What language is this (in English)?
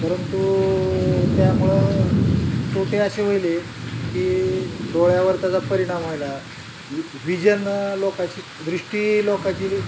Marathi